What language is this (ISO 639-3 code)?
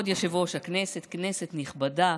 heb